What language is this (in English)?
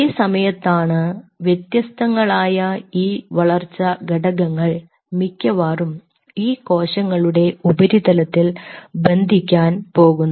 Malayalam